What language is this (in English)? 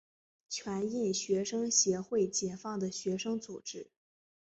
Chinese